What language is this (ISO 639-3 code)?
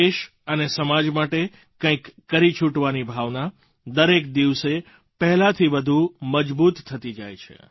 guj